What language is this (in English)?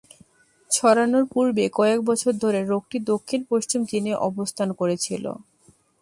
Bangla